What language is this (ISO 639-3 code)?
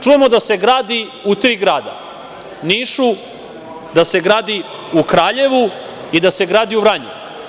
srp